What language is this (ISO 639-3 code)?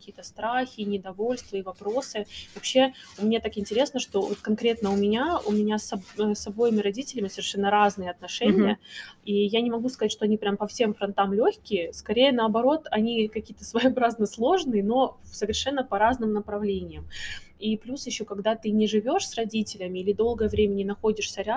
rus